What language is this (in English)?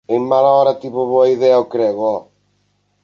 Galician